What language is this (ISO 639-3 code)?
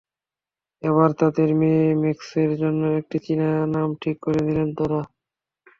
ben